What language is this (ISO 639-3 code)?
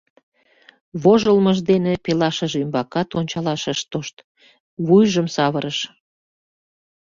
chm